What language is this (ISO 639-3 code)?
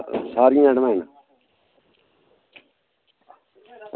doi